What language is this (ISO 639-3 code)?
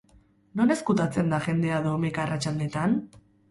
eus